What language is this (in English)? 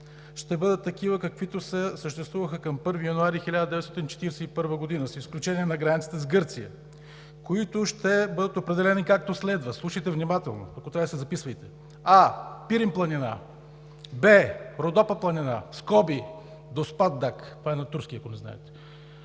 Bulgarian